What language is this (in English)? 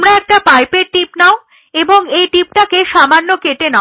Bangla